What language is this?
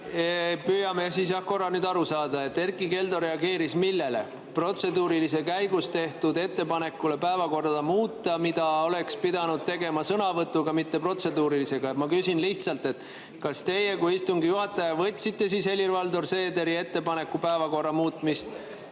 Estonian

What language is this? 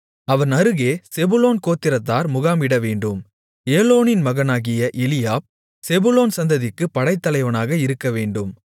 Tamil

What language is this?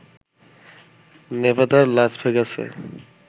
Bangla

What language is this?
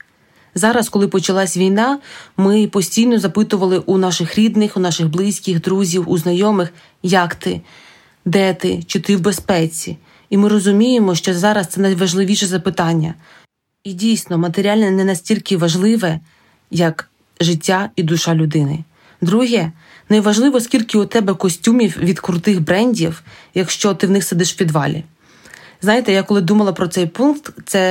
Ukrainian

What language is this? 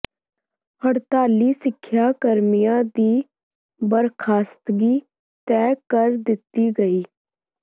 Punjabi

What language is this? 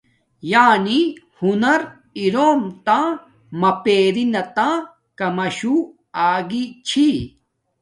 Domaaki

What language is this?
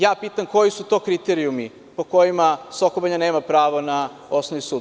Serbian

